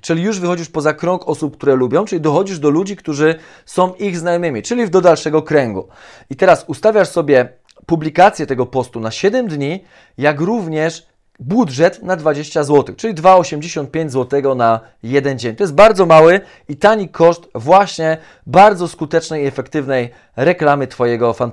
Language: Polish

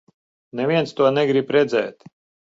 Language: Latvian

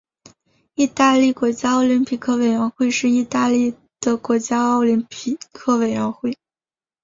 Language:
Chinese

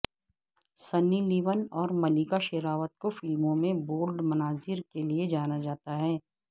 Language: Urdu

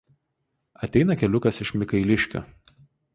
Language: Lithuanian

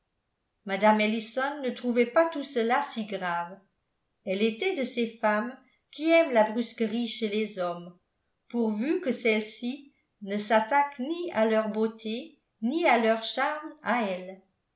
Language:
French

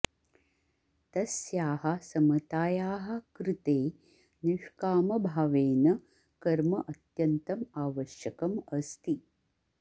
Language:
Sanskrit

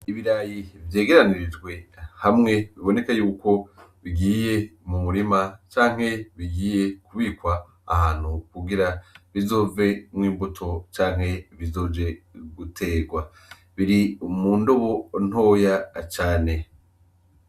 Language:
Rundi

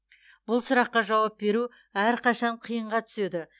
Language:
Kazakh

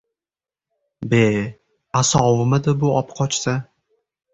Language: Uzbek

